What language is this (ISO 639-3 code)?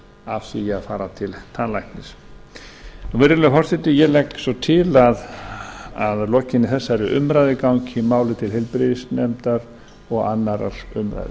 isl